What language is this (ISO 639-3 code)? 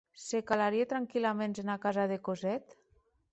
oci